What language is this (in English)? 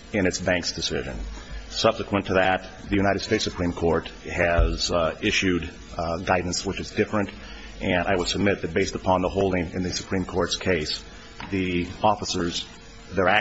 English